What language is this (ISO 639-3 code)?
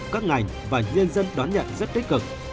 vie